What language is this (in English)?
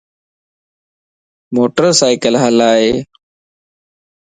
Lasi